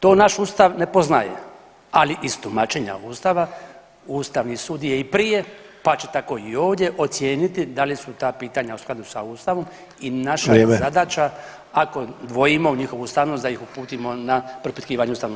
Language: Croatian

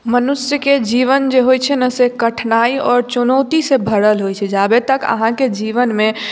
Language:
Maithili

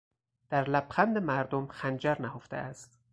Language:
Persian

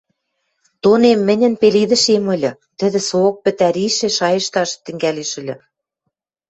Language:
Western Mari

